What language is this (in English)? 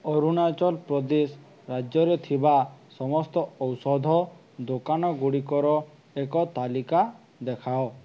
Odia